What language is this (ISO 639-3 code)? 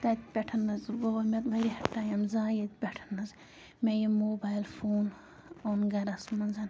kas